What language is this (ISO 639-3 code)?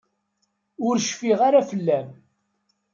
kab